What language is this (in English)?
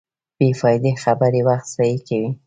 Pashto